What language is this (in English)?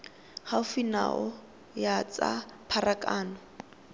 Tswana